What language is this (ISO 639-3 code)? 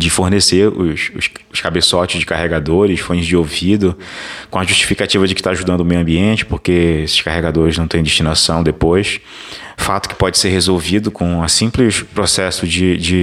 por